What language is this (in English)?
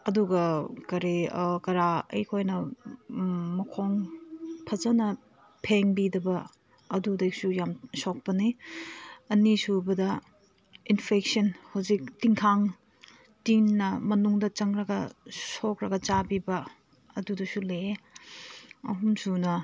Manipuri